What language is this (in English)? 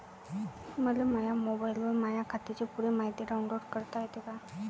Marathi